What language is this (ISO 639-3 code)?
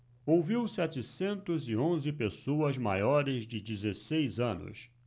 por